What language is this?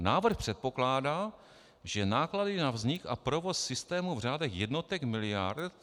Czech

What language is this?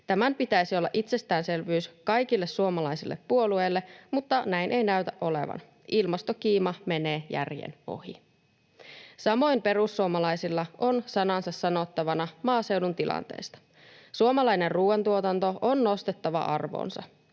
Finnish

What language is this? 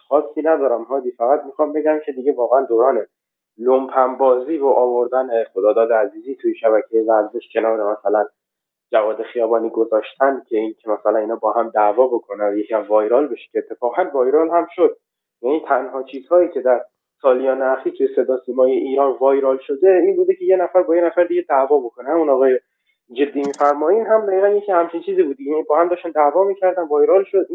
Persian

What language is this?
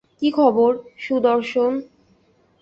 Bangla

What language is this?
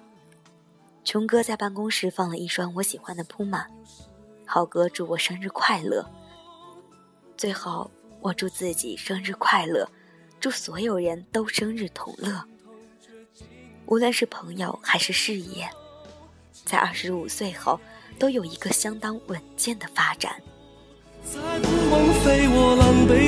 Chinese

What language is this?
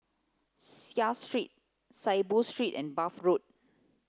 English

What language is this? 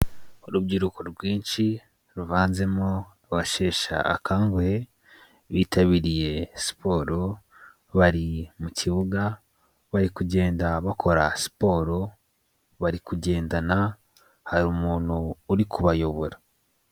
Kinyarwanda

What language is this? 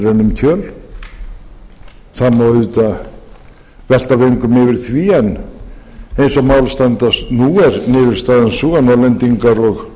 Icelandic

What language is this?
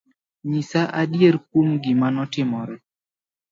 Luo (Kenya and Tanzania)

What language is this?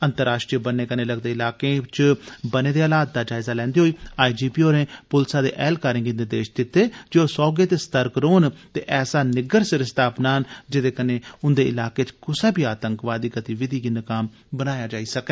Dogri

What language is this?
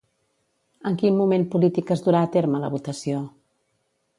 Catalan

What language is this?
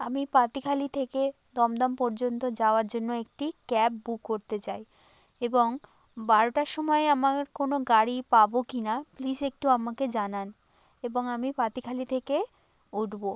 Bangla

